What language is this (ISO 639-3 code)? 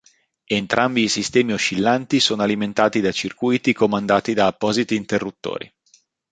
ita